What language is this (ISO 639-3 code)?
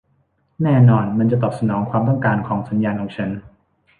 tha